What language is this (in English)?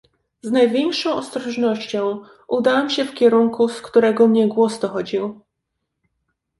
Polish